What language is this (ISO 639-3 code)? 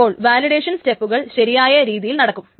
mal